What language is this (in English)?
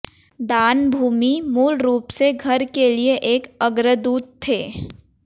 Hindi